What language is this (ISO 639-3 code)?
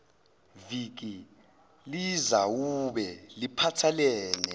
zul